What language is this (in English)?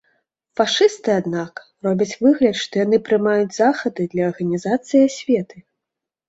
Belarusian